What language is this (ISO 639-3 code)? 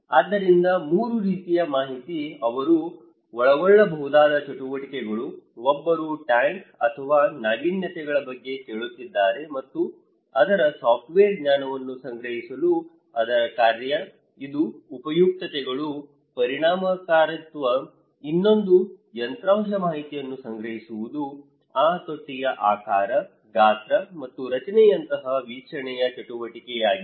kan